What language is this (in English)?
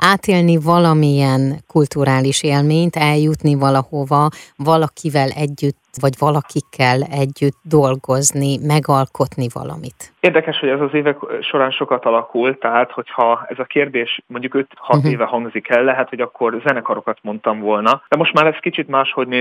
Hungarian